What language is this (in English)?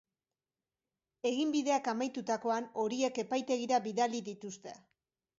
Basque